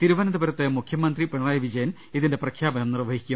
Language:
Malayalam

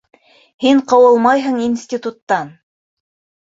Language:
Bashkir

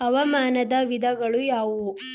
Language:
Kannada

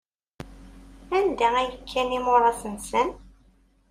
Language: Kabyle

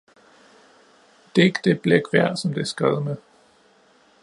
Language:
Danish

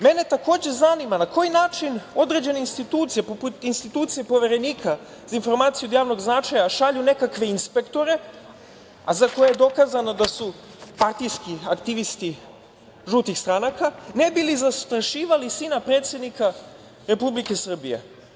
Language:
Serbian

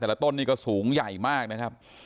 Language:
Thai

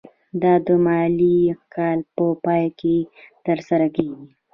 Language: Pashto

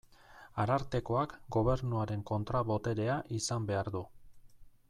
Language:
Basque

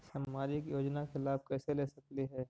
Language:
Magahi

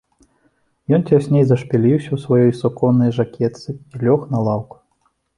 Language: Belarusian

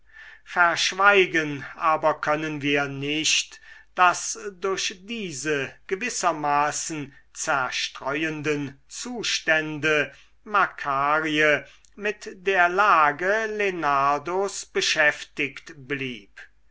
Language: German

